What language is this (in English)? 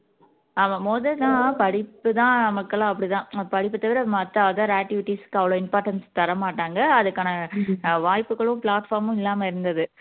Tamil